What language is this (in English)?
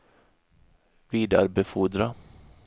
Swedish